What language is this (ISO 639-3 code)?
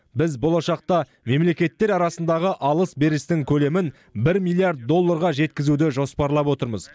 kaz